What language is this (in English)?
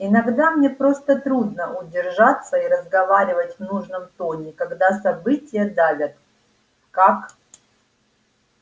Russian